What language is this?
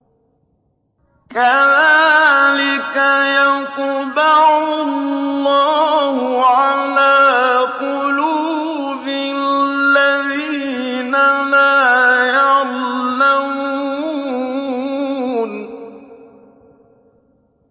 Arabic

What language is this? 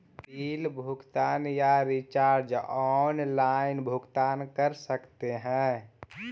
Magahi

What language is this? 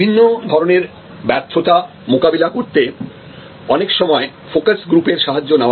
Bangla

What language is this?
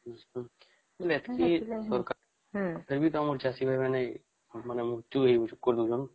Odia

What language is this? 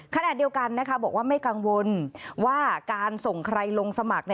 Thai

